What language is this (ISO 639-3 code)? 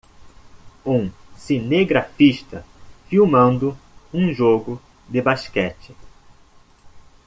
por